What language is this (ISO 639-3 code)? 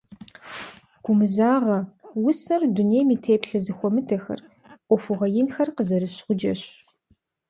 kbd